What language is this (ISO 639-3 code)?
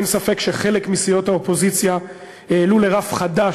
heb